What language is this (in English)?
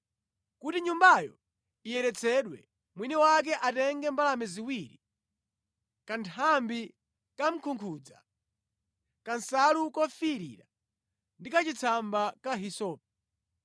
Nyanja